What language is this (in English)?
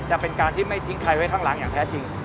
Thai